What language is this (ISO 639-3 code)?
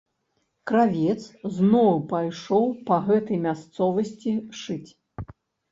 bel